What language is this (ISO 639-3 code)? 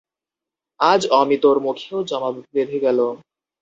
ben